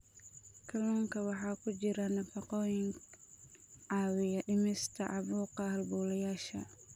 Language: Somali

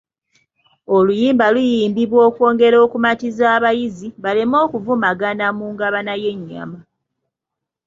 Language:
Ganda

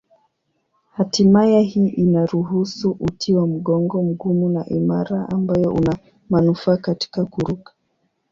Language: Swahili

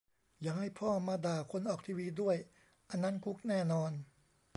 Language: Thai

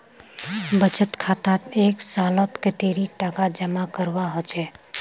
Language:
Magahi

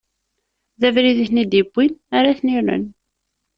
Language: Kabyle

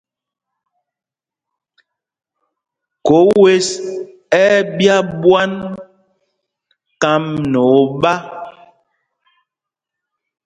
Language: Mpumpong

